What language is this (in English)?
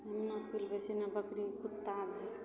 Maithili